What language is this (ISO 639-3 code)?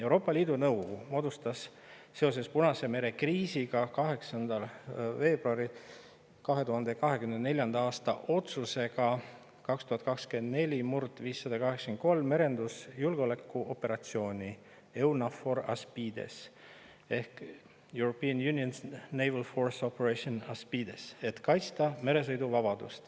est